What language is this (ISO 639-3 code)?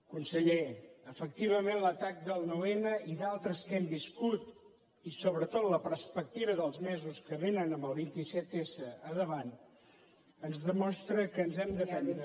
cat